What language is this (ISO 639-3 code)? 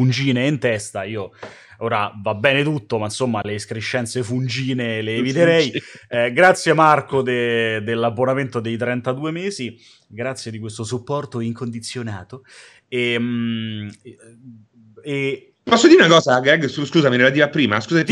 ita